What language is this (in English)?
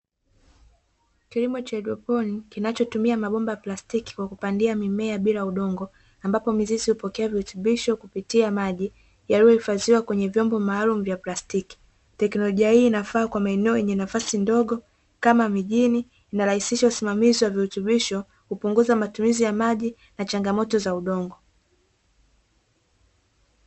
Swahili